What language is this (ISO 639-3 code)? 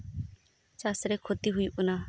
sat